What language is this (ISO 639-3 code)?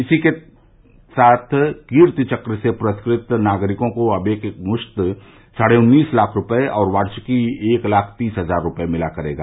hin